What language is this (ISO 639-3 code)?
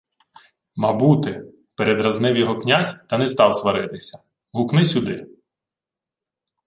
ukr